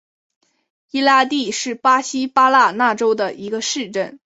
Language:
Chinese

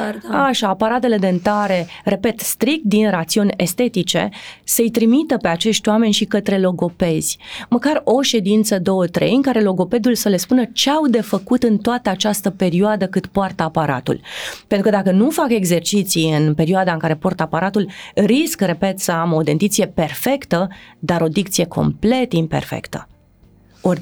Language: Romanian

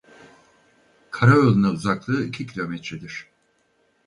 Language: Turkish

